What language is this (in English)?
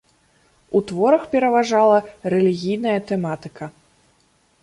Belarusian